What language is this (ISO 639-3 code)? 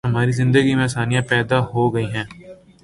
urd